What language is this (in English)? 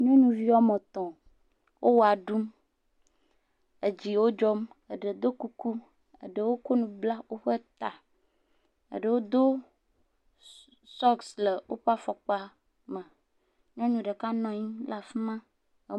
Ewe